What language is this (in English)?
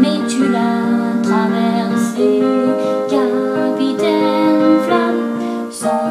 French